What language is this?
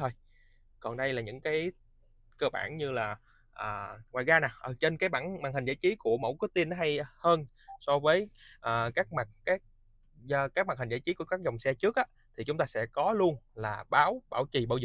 Vietnamese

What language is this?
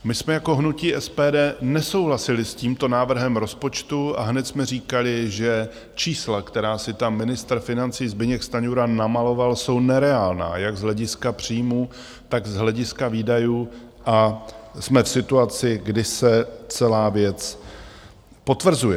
Czech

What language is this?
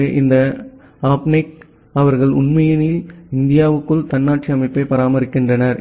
Tamil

